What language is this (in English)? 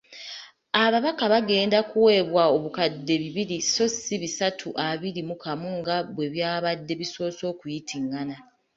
Ganda